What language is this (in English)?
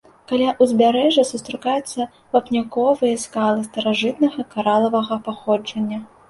Belarusian